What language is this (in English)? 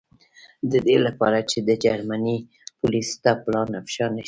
Pashto